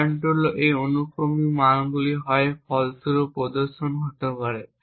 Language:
Bangla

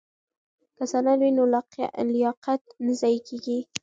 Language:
Pashto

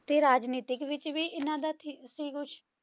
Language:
Punjabi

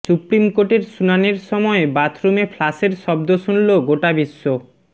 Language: Bangla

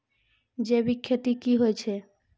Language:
Maithili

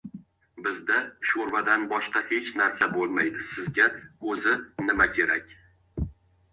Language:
Uzbek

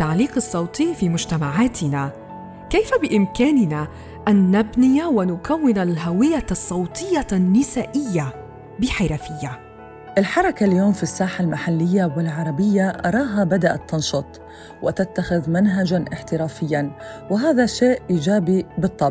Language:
Arabic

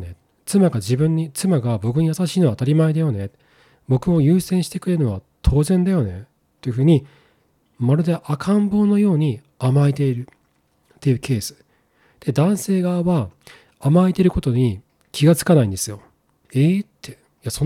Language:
Japanese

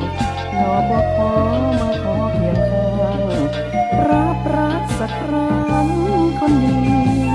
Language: Thai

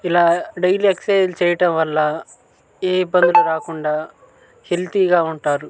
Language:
Telugu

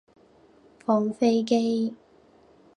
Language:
Cantonese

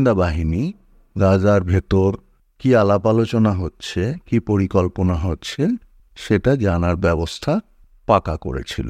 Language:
Bangla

